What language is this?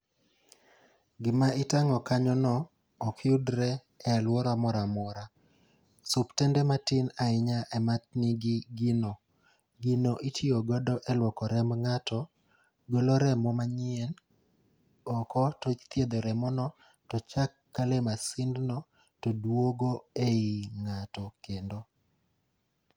Luo (Kenya and Tanzania)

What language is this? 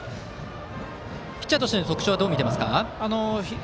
Japanese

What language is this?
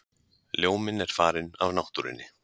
Icelandic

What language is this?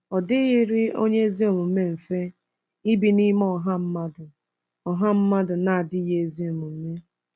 Igbo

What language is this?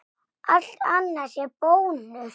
Icelandic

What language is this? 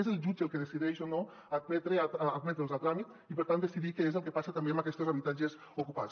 Catalan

